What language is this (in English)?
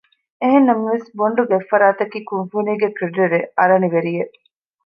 Divehi